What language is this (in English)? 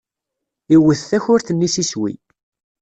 Kabyle